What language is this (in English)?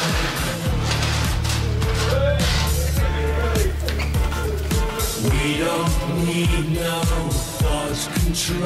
Dutch